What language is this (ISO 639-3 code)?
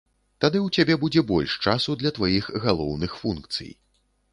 bel